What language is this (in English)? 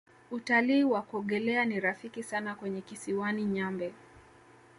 Swahili